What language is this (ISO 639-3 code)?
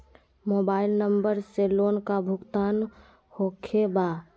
mag